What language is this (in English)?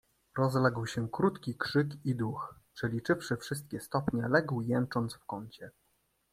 Polish